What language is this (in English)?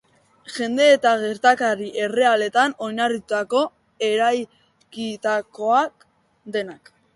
Basque